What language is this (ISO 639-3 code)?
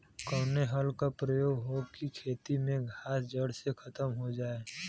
bho